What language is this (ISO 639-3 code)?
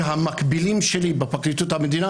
heb